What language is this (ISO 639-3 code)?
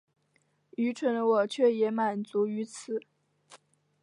zho